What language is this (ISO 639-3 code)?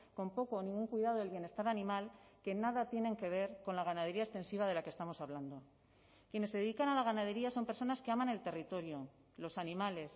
spa